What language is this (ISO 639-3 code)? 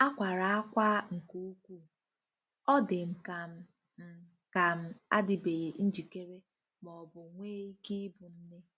ibo